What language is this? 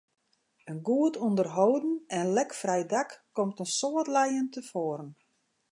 Western Frisian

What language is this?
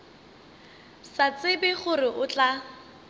Northern Sotho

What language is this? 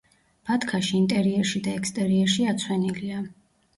Georgian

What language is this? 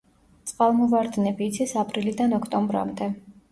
Georgian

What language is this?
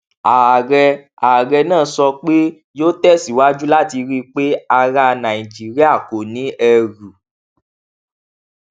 Yoruba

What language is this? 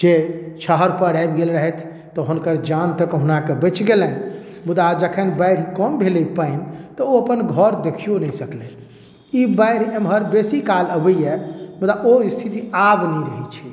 Maithili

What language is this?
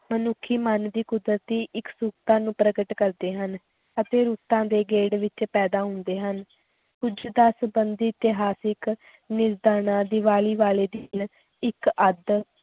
Punjabi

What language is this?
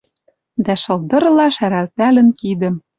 Western Mari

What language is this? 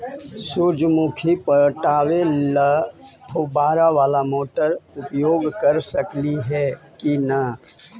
Magahi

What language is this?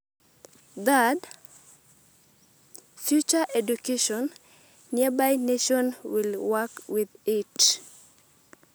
Masai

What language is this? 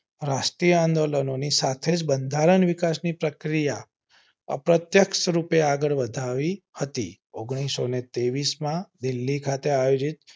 Gujarati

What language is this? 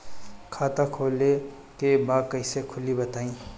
Bhojpuri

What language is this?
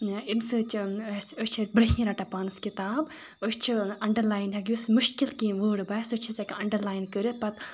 Kashmiri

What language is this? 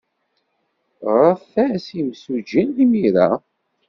Kabyle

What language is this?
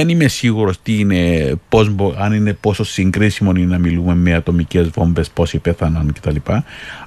Greek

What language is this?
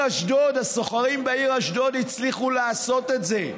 Hebrew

